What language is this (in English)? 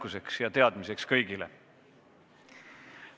Estonian